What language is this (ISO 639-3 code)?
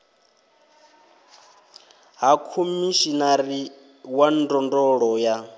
ven